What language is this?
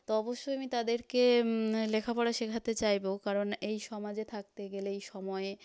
Bangla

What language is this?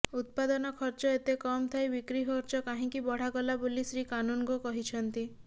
Odia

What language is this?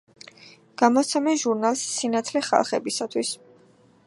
Georgian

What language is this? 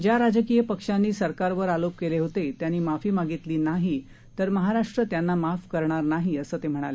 Marathi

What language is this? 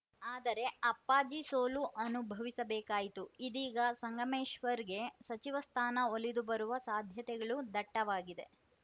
Kannada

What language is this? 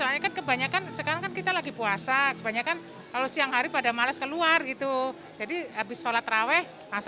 Indonesian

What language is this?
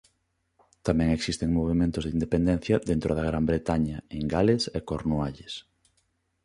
Galician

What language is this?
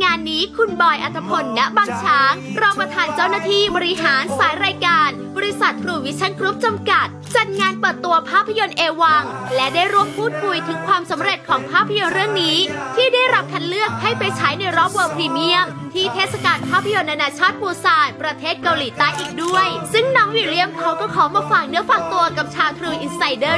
Thai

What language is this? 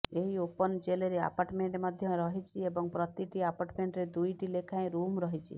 Odia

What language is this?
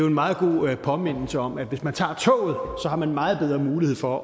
Danish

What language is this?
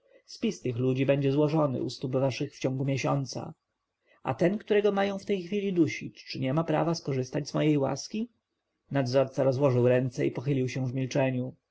Polish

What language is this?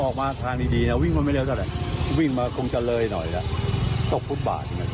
Thai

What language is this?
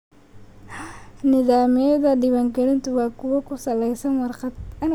Somali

